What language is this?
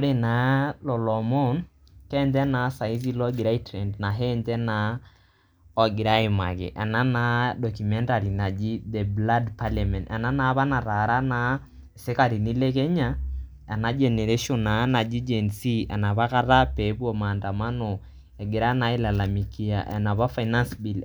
Masai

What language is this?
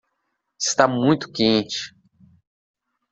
Portuguese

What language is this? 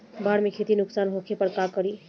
Bhojpuri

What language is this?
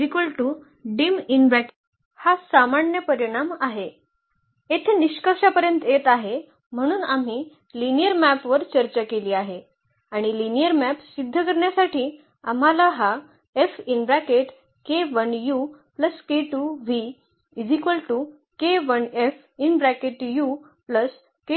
Marathi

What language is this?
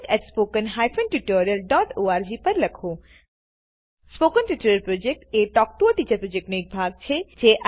Gujarati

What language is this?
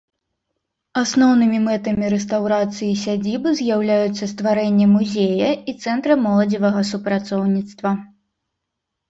Belarusian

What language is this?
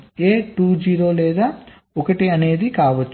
Telugu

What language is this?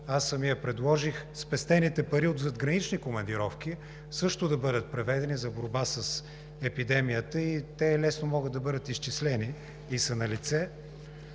Bulgarian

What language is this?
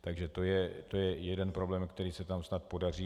Czech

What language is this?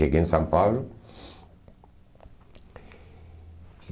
Portuguese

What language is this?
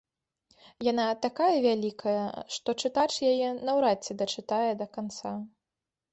Belarusian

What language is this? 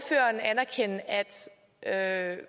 Danish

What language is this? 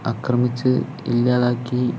Malayalam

